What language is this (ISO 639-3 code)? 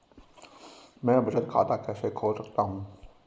hin